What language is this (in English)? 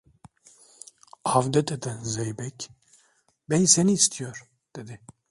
Turkish